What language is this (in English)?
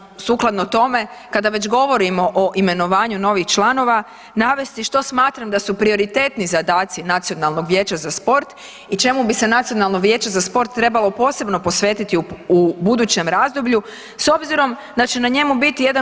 Croatian